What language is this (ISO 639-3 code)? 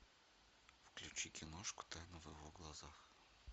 rus